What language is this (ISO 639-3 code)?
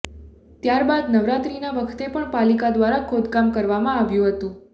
guj